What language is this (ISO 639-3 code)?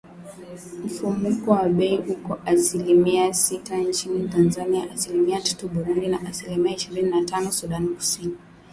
swa